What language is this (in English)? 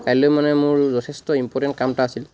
Assamese